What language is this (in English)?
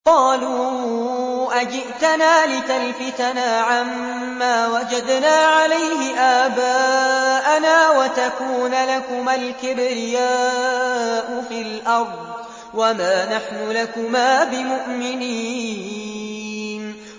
Arabic